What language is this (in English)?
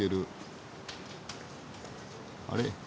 Japanese